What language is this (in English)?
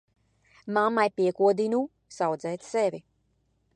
Latvian